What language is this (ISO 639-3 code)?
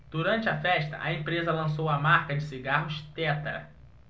por